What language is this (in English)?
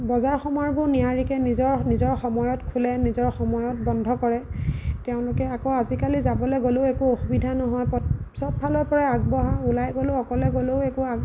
Assamese